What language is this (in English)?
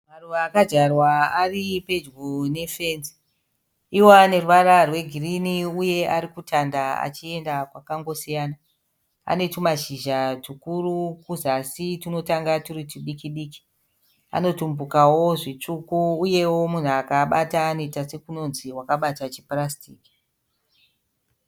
Shona